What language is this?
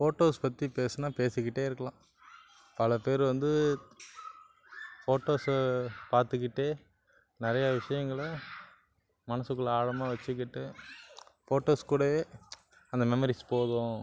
Tamil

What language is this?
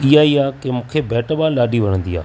Sindhi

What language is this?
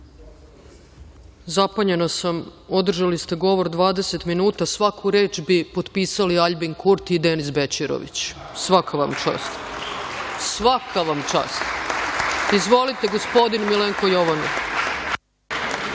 Serbian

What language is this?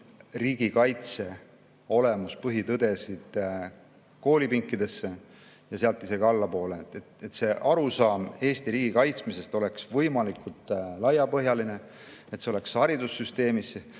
Estonian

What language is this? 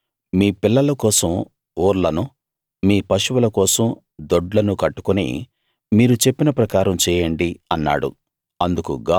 Telugu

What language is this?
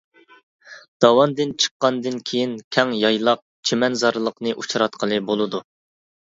Uyghur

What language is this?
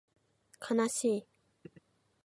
Japanese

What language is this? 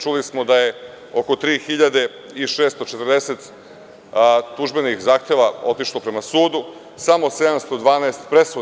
Serbian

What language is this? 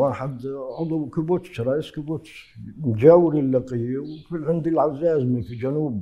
Arabic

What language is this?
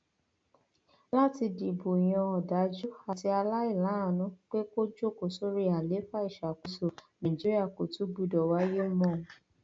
Yoruba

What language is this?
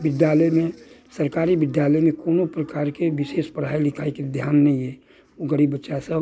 Maithili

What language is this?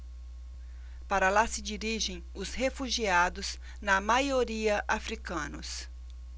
Portuguese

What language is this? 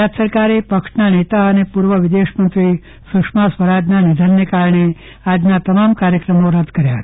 Gujarati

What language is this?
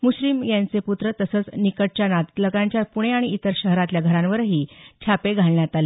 Marathi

